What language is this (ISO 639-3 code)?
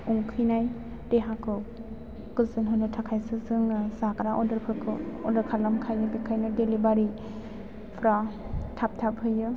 brx